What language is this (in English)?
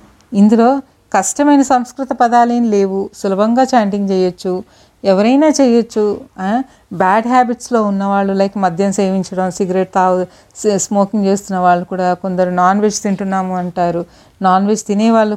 Telugu